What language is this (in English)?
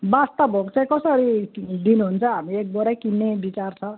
Nepali